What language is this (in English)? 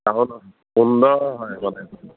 Assamese